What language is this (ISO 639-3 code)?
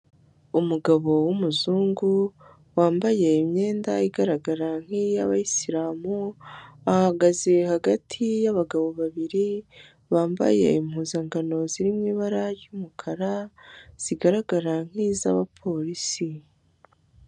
kin